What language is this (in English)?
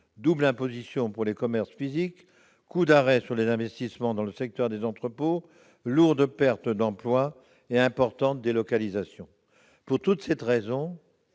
French